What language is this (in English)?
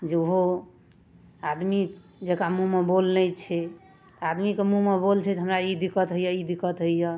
Maithili